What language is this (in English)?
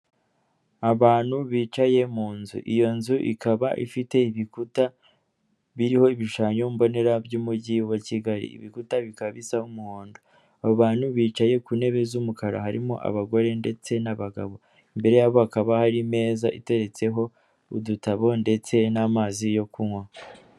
Kinyarwanda